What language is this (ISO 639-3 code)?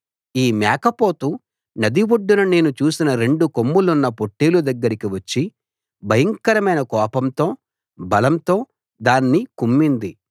tel